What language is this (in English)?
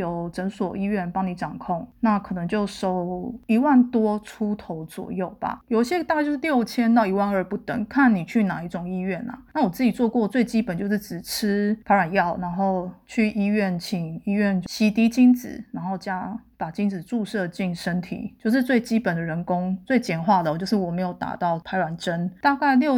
Chinese